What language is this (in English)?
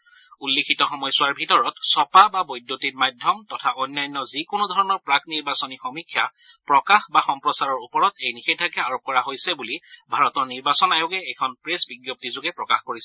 Assamese